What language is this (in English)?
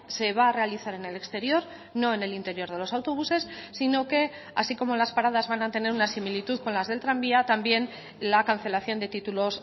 Spanish